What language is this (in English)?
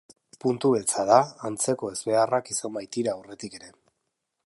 Basque